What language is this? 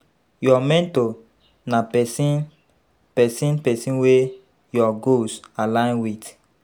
Nigerian Pidgin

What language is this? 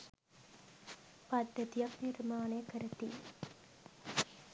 Sinhala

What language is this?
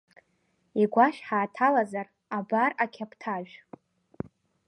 Abkhazian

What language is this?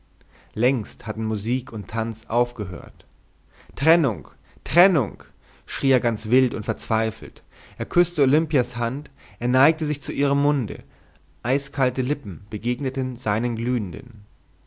German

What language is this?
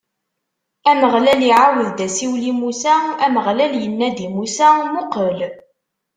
Kabyle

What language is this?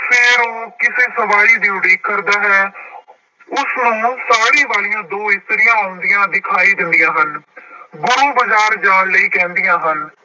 Punjabi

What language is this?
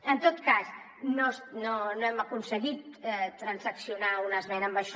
Catalan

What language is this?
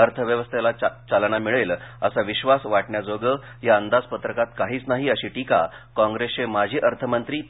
Marathi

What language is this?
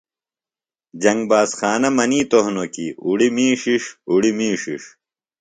Phalura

